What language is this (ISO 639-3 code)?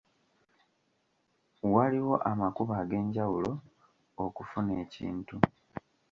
lug